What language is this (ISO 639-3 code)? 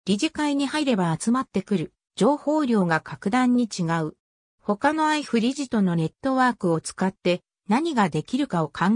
jpn